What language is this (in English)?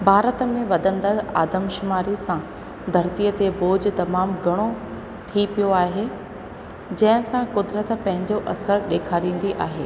Sindhi